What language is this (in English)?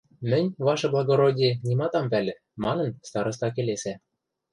Western Mari